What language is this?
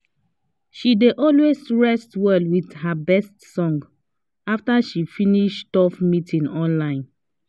Nigerian Pidgin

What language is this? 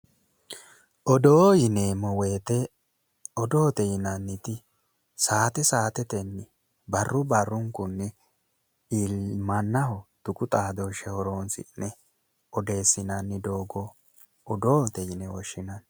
Sidamo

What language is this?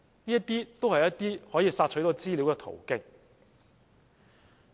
Cantonese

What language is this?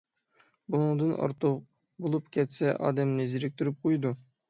Uyghur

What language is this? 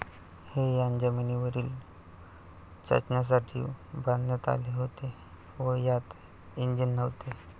Marathi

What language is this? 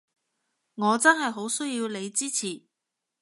Cantonese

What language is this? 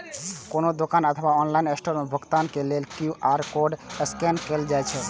Maithili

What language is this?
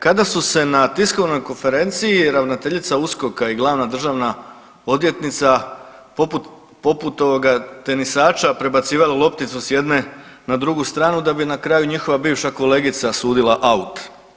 Croatian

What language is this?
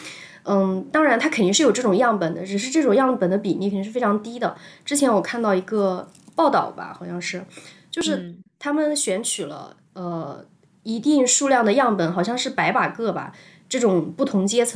Chinese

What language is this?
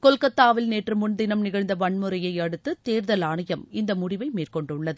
Tamil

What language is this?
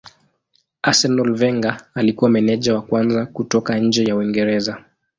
Swahili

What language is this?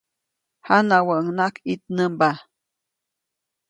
Copainalá Zoque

